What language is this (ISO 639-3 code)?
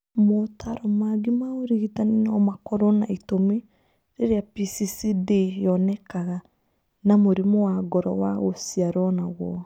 kik